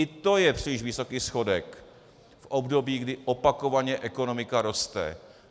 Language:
Czech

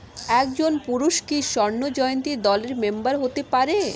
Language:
Bangla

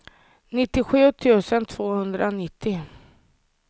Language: Swedish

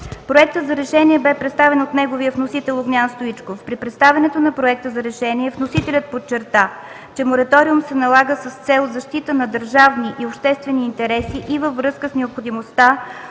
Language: Bulgarian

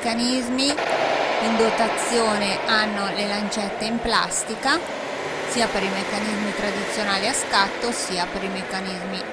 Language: Italian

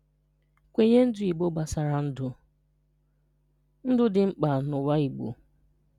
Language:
Igbo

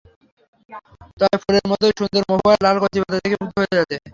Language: Bangla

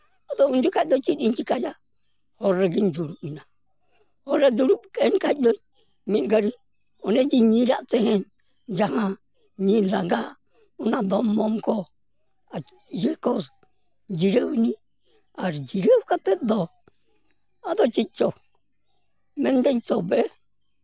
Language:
Santali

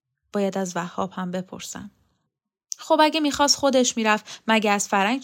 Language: Persian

